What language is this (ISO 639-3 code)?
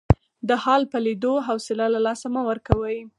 pus